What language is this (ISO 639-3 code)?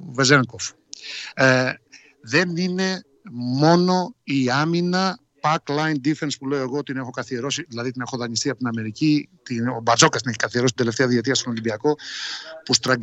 ell